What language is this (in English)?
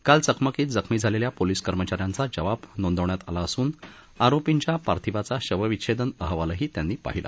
Marathi